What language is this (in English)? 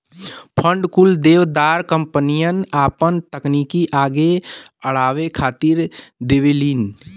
Bhojpuri